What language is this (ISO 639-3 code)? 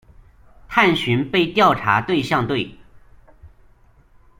zho